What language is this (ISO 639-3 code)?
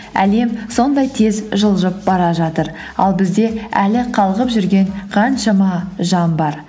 kaz